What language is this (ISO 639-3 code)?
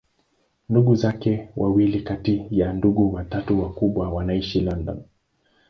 swa